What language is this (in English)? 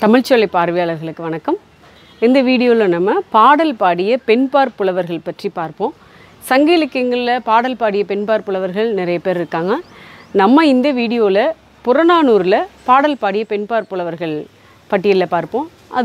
Korean